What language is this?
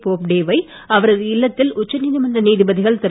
Tamil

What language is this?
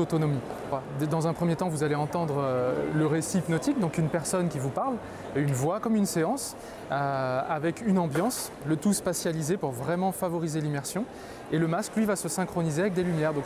French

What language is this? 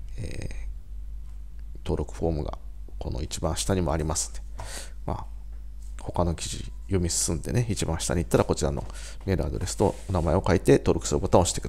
Japanese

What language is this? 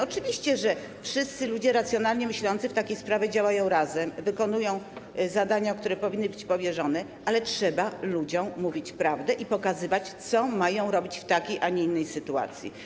Polish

